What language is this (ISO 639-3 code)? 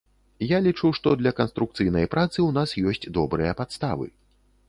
bel